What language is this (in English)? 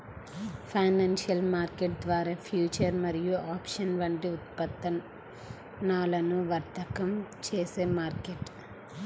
Telugu